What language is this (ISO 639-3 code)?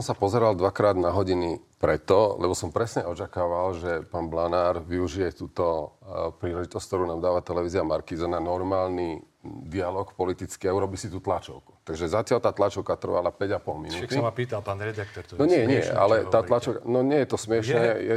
slk